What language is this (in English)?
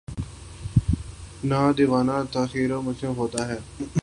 Urdu